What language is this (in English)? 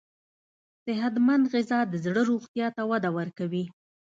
Pashto